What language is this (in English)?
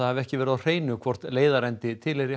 Icelandic